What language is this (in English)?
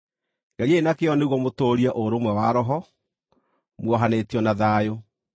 Kikuyu